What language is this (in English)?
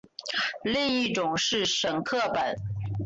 Chinese